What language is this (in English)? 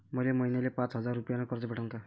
Marathi